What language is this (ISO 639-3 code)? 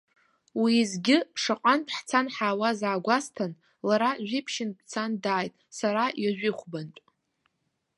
abk